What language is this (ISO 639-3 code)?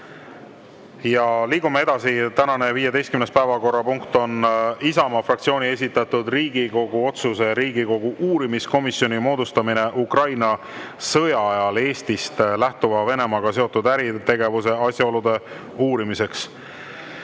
est